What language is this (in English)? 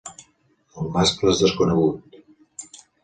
Catalan